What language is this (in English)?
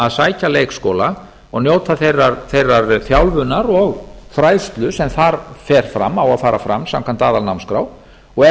Icelandic